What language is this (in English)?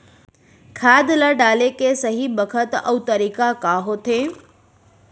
Chhattisgarhi